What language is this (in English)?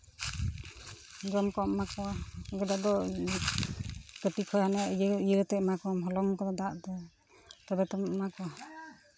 Santali